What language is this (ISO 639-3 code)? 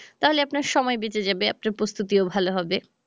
ben